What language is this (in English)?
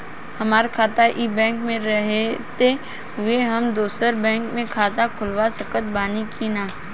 Bhojpuri